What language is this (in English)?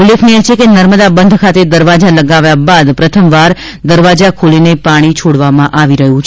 Gujarati